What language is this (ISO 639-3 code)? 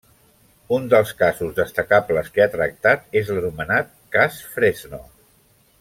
cat